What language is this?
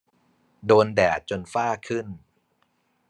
Thai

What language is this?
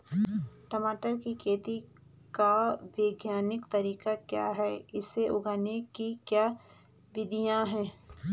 Hindi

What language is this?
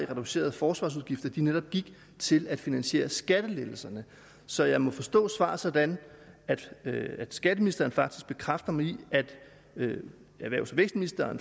Danish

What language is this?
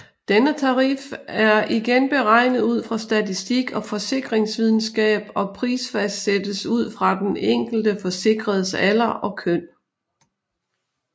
Danish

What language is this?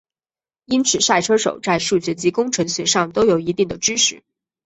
Chinese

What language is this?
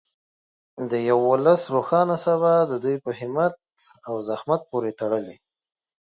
Pashto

